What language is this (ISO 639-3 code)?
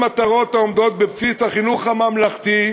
heb